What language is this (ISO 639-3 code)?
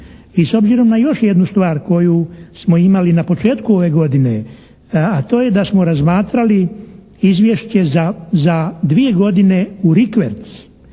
hrv